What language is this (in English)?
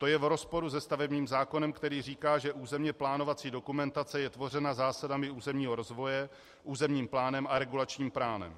Czech